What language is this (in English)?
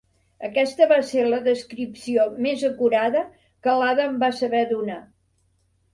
Catalan